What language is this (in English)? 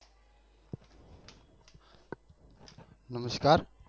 Gujarati